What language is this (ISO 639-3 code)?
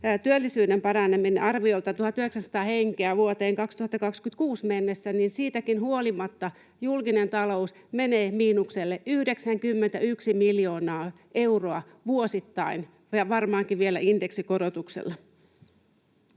fin